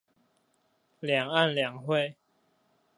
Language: Chinese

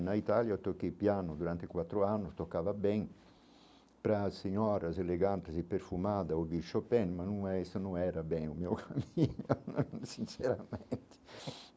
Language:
Portuguese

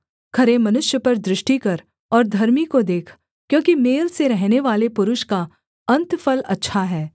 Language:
Hindi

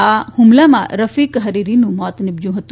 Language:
Gujarati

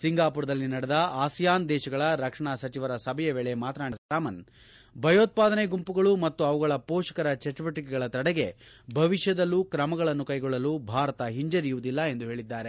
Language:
Kannada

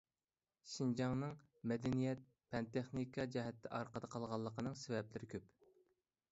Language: Uyghur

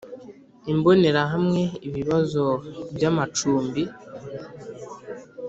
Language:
Kinyarwanda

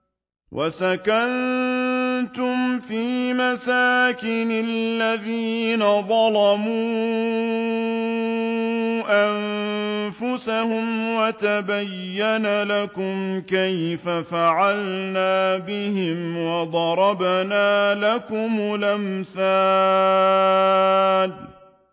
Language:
Arabic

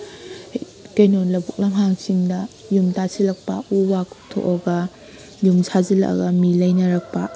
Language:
Manipuri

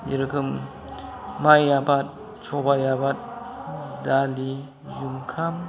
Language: Bodo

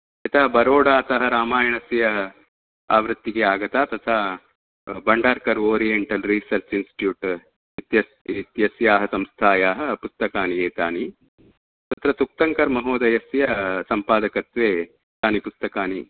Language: Sanskrit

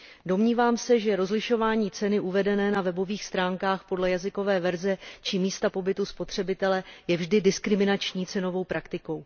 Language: Czech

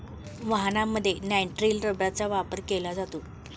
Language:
Marathi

